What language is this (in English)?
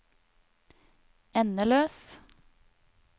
Norwegian